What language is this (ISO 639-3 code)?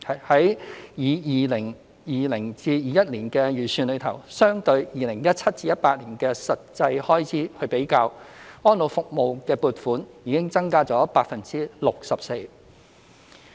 yue